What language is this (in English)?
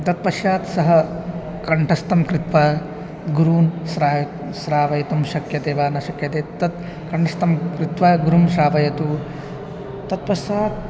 Sanskrit